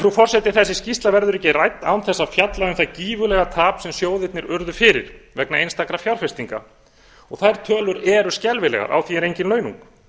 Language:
Icelandic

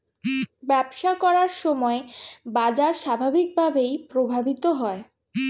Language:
Bangla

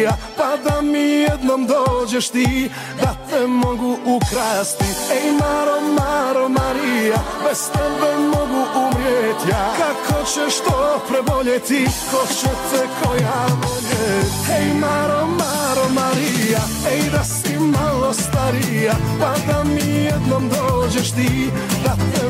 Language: Croatian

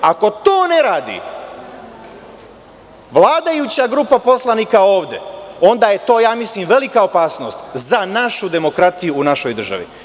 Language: Serbian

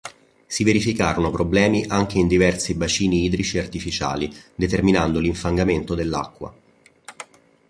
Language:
Italian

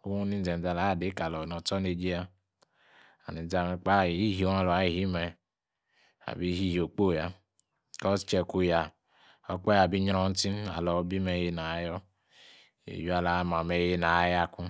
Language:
Yace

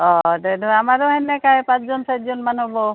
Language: Assamese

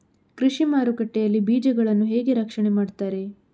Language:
Kannada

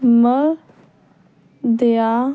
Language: Punjabi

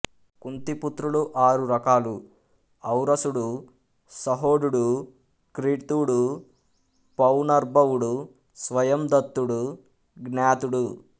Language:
Telugu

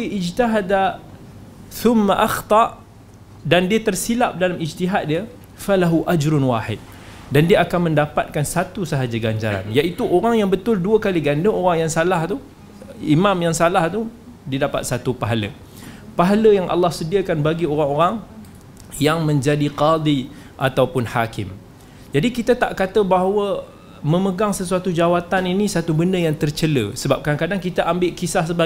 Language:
Malay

